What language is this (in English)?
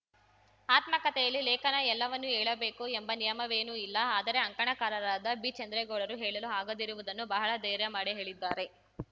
Kannada